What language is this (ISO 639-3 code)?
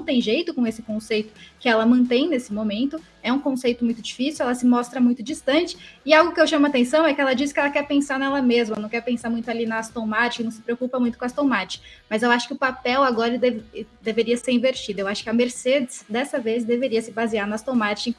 por